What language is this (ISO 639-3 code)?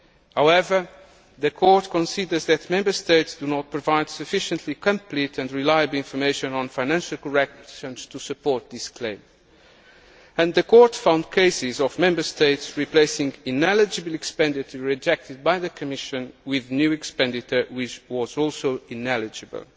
eng